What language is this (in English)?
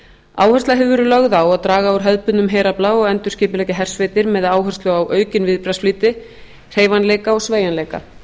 Icelandic